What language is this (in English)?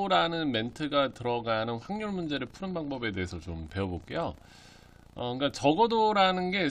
Korean